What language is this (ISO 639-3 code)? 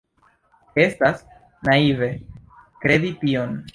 epo